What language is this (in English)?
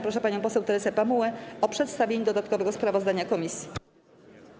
Polish